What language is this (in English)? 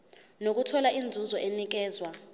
Zulu